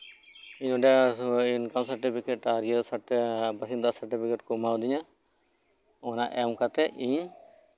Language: Santali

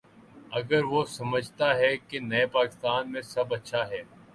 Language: Urdu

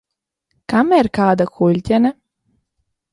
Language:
Latvian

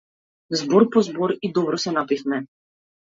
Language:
Macedonian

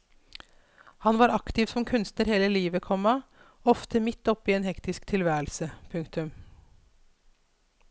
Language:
Norwegian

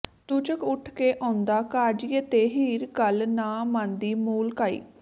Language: Punjabi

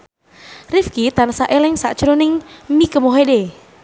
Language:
Javanese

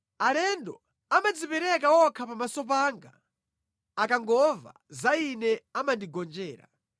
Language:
Nyanja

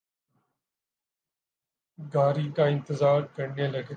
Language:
Urdu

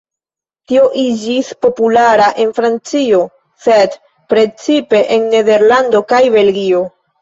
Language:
Esperanto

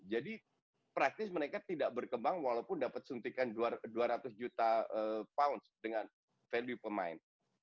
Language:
Indonesian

